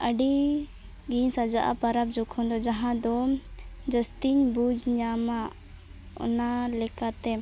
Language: Santali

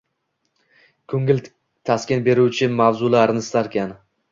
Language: Uzbek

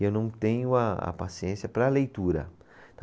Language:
Portuguese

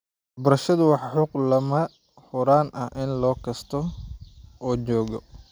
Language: Somali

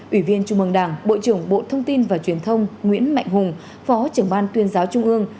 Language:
Vietnamese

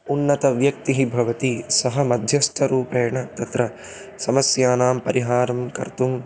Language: Sanskrit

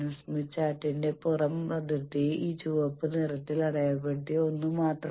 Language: Malayalam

